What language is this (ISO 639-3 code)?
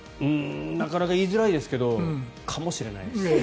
jpn